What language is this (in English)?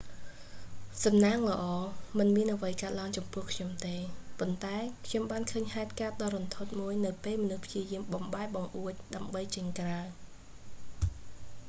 Khmer